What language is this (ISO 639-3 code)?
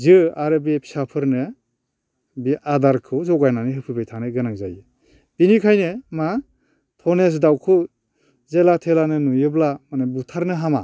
brx